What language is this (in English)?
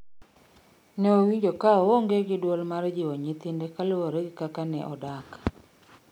Luo (Kenya and Tanzania)